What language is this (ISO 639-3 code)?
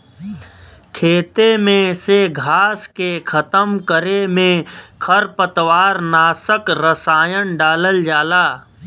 bho